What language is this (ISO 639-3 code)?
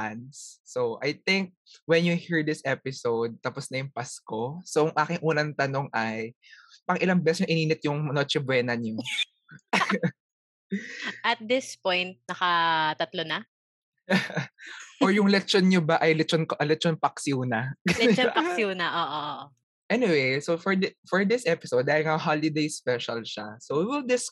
fil